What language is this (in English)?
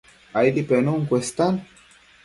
Matsés